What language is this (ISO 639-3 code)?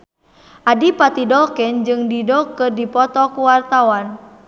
sun